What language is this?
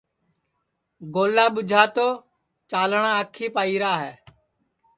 Sansi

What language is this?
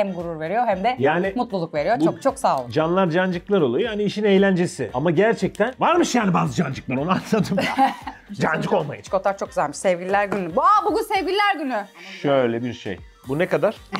Turkish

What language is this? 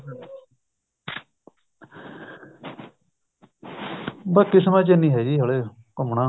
Punjabi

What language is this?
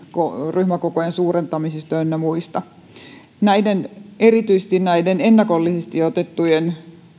Finnish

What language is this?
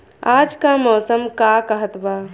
Bhojpuri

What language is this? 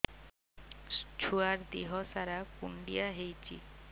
Odia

